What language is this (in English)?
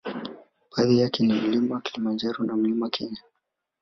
Swahili